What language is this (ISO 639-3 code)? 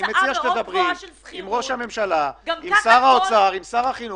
heb